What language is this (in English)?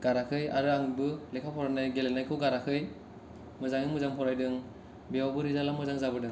Bodo